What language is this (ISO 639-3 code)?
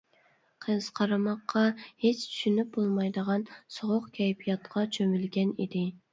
uig